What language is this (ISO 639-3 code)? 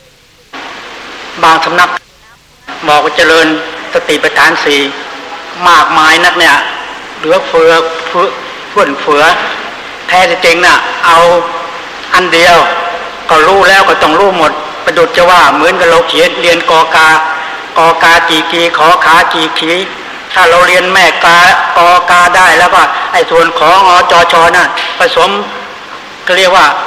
tha